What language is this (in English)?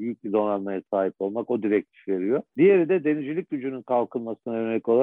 Turkish